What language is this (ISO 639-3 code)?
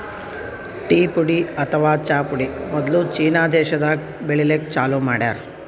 kan